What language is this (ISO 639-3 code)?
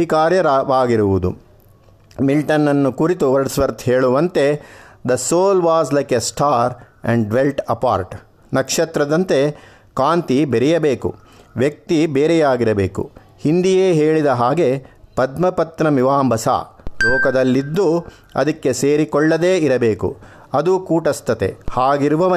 kan